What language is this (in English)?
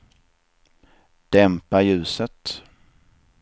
Swedish